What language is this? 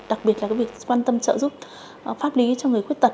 Vietnamese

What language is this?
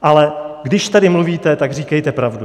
Czech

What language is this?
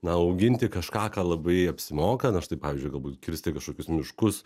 Lithuanian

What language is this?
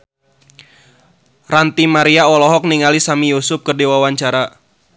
Sundanese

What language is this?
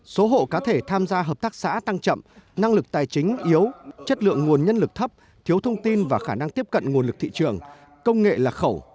Vietnamese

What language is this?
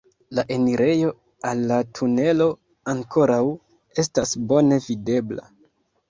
Esperanto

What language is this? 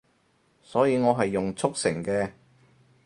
Cantonese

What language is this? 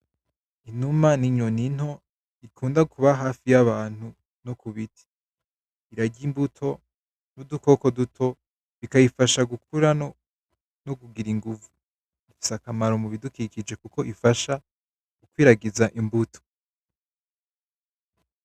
Rundi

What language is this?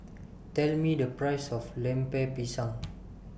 English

